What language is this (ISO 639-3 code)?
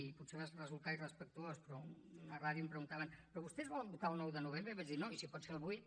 cat